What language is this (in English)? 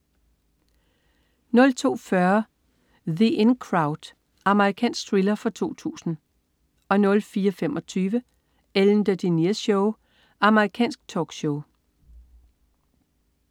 Danish